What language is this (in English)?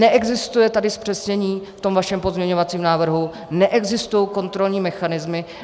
Czech